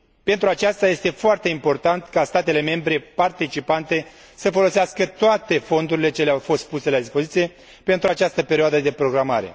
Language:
Romanian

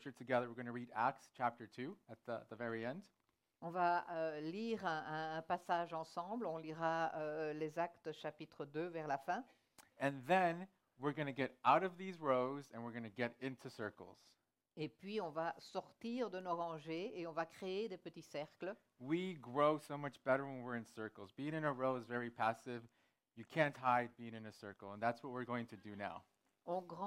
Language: French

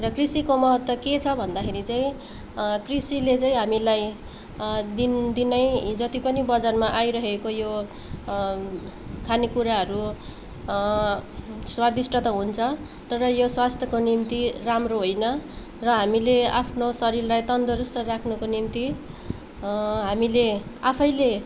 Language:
Nepali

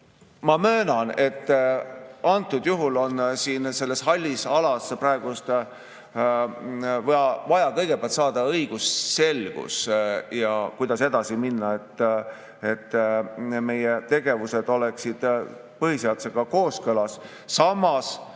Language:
Estonian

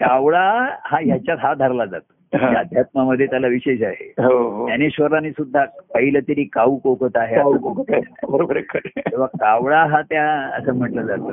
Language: Marathi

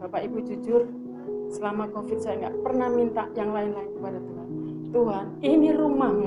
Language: Indonesian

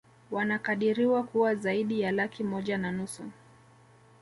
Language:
Swahili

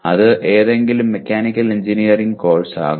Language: Malayalam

